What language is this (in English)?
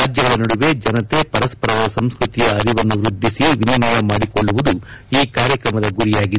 Kannada